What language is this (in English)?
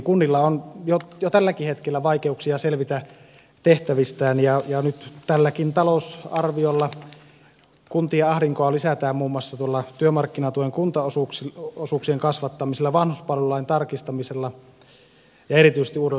Finnish